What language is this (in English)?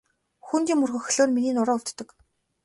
Mongolian